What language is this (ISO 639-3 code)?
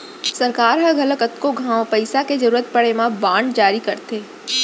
hne